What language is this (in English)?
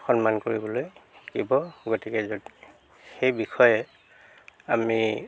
Assamese